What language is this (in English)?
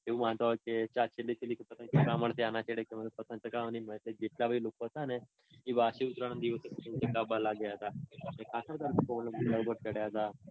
Gujarati